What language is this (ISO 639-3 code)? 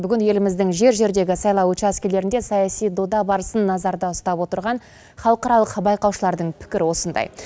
kaz